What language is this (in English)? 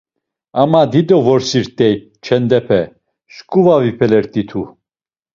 Laz